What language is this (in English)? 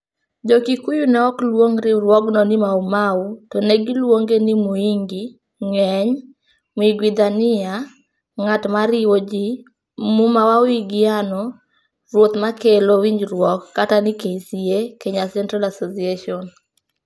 Luo (Kenya and Tanzania)